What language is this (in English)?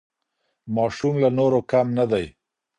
Pashto